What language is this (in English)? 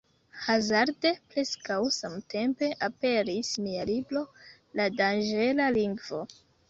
Esperanto